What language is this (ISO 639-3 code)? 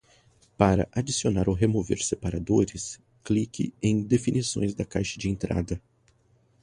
por